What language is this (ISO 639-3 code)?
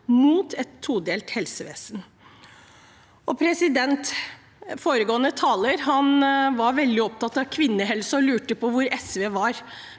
nor